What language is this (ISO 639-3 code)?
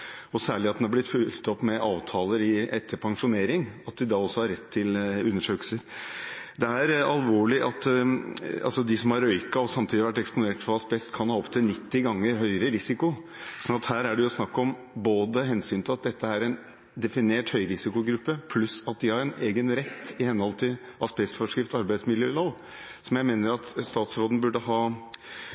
nob